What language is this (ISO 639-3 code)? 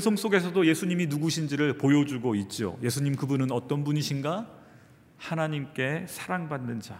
kor